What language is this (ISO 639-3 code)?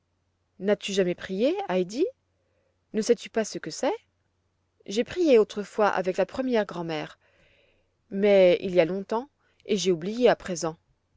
fra